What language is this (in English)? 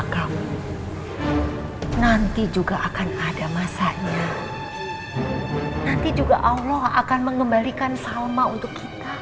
Indonesian